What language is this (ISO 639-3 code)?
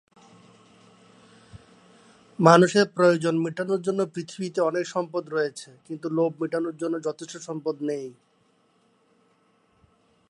ben